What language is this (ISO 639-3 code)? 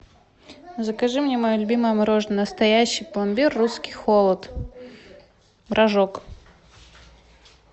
rus